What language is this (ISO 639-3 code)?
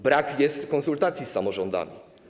pol